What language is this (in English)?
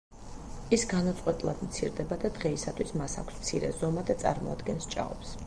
Georgian